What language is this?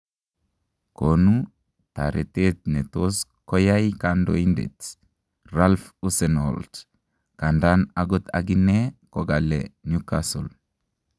Kalenjin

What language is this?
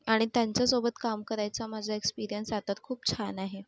Marathi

